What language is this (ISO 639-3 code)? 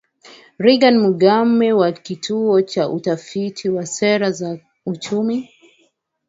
swa